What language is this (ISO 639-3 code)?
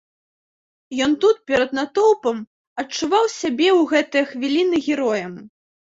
bel